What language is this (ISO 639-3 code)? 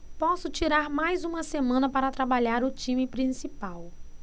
por